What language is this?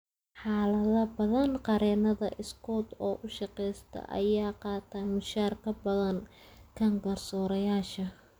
Somali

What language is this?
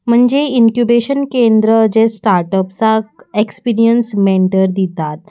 Konkani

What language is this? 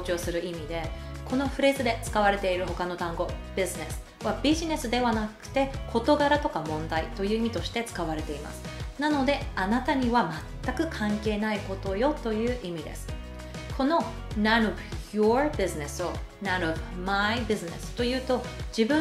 Japanese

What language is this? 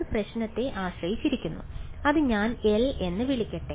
Malayalam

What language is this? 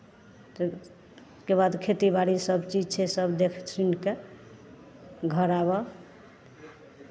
Maithili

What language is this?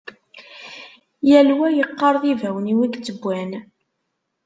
Kabyle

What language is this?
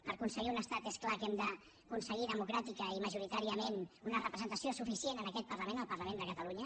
Catalan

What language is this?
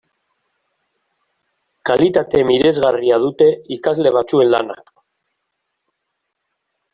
Basque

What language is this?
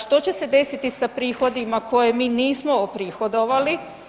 Croatian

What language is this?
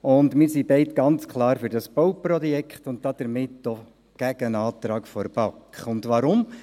Swiss German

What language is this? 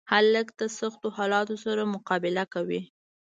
Pashto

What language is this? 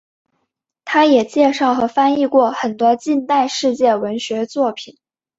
Chinese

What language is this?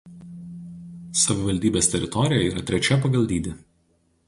Lithuanian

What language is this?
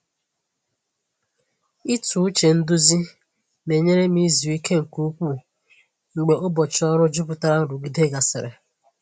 Igbo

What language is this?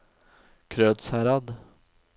Norwegian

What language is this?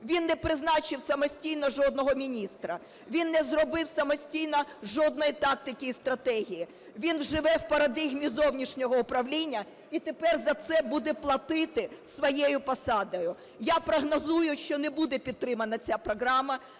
Ukrainian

